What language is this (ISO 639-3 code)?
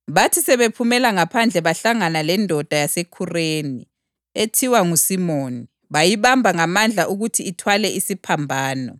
nde